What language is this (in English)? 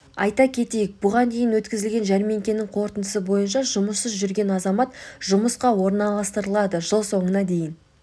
Kazakh